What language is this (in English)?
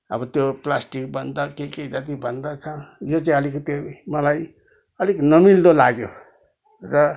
Nepali